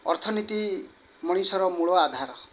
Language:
Odia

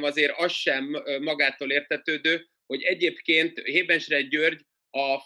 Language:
Hungarian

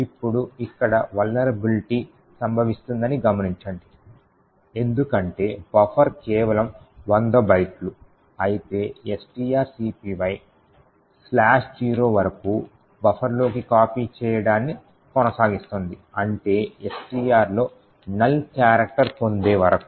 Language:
Telugu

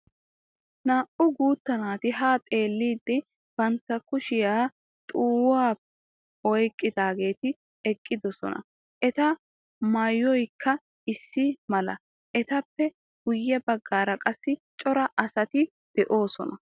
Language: Wolaytta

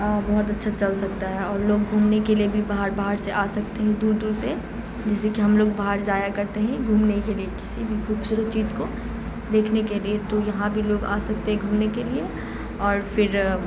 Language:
Urdu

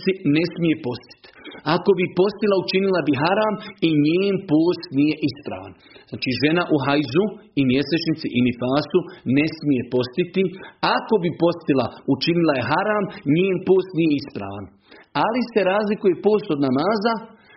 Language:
Croatian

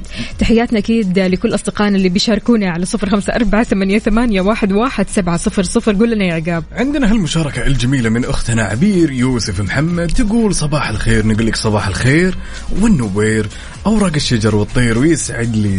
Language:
Arabic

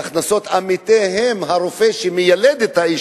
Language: Hebrew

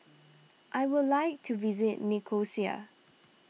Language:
English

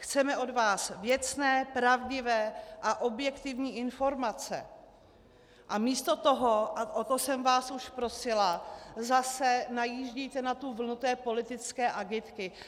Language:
Czech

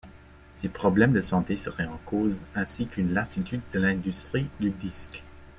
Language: French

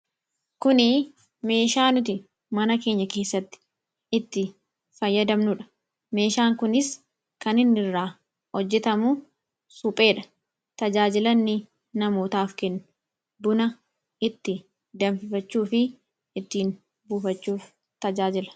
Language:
Oromo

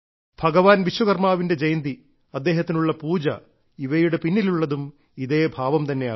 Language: Malayalam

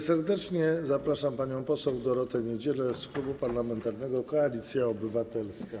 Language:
Polish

